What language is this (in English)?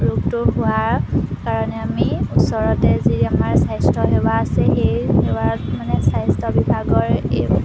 Assamese